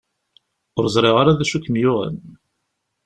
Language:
Kabyle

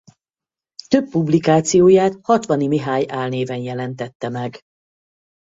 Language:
Hungarian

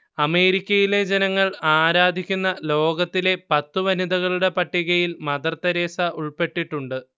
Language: Malayalam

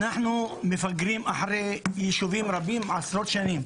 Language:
Hebrew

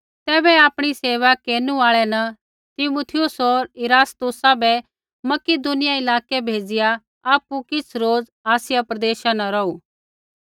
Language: Kullu Pahari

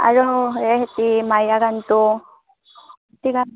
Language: Assamese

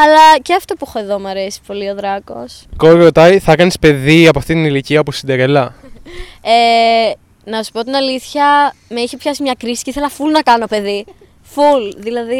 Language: Greek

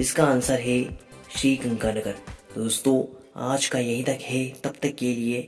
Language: Hindi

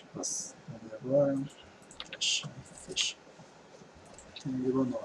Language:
Portuguese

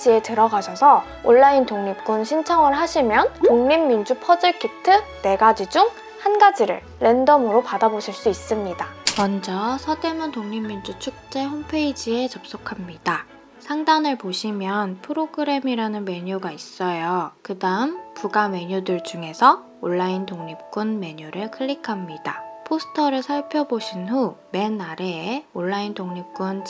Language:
Korean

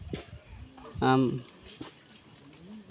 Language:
Santali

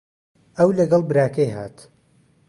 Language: Central Kurdish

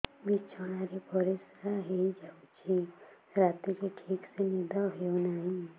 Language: Odia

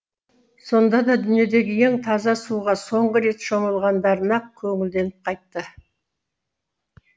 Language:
Kazakh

